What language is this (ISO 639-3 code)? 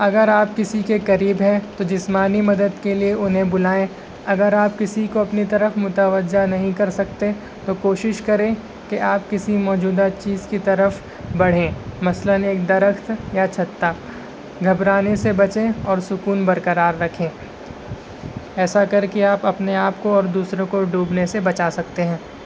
urd